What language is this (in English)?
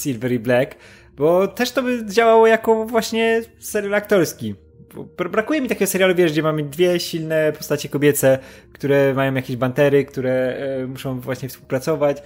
Polish